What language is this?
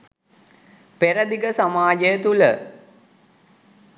Sinhala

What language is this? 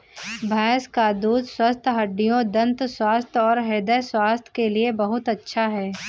Hindi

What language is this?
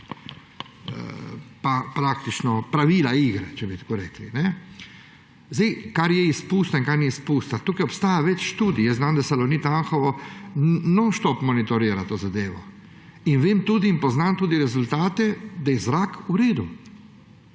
Slovenian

